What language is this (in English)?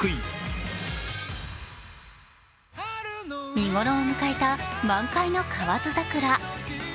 Japanese